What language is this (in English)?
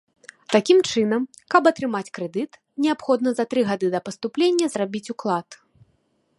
Belarusian